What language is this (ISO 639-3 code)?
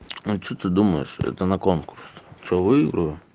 rus